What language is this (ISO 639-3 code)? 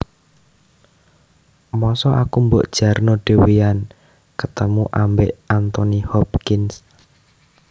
jav